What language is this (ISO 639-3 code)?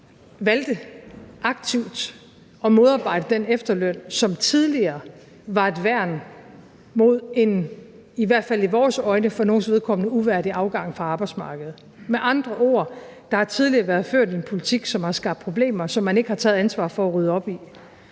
dan